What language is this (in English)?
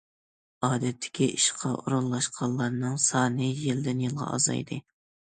Uyghur